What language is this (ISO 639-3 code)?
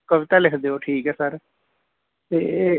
pan